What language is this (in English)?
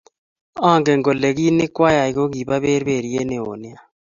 Kalenjin